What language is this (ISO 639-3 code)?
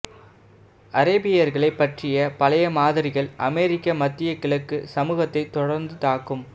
tam